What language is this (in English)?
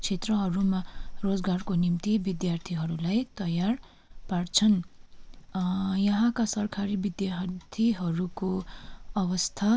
Nepali